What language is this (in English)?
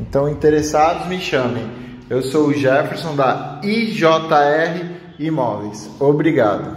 Portuguese